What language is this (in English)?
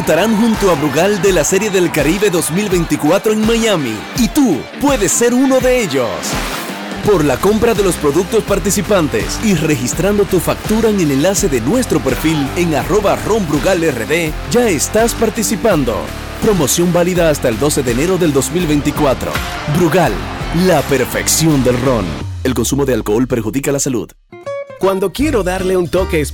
Spanish